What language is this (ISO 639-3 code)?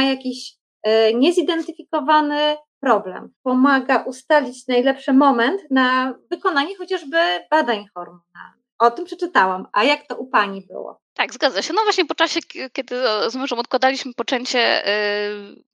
pol